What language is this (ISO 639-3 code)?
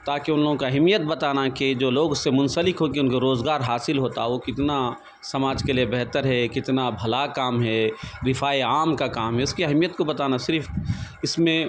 urd